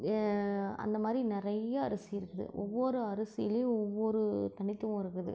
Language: Tamil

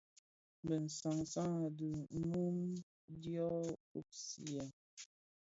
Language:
Bafia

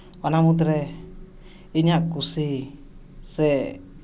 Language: Santali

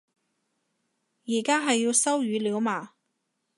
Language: Cantonese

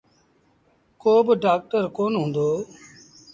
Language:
Sindhi Bhil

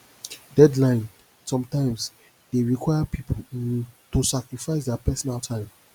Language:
Nigerian Pidgin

